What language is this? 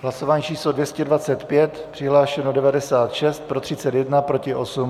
Czech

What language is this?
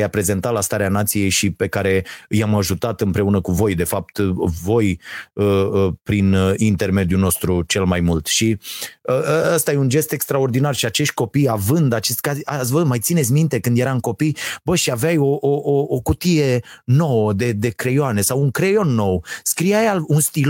Romanian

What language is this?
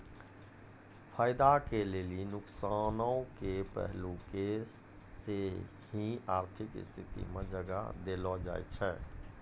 Maithili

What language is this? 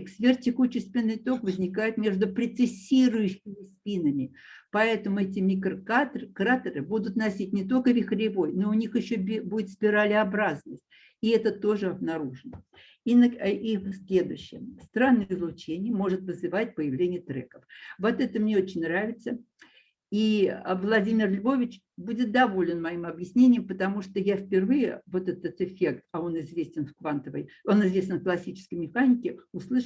Russian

